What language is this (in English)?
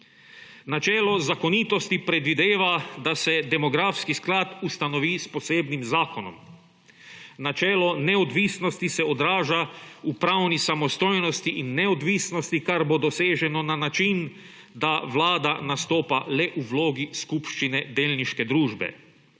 Slovenian